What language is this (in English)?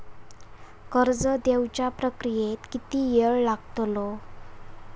Marathi